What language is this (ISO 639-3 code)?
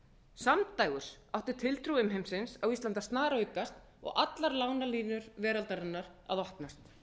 isl